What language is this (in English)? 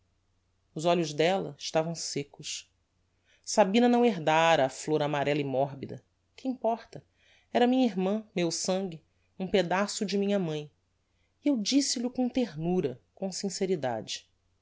Portuguese